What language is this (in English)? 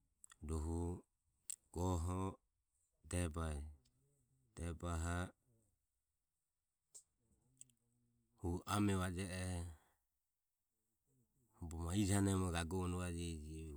Ömie